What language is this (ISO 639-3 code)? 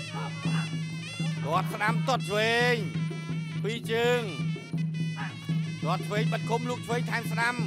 tha